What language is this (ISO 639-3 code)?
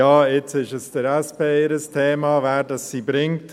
gsw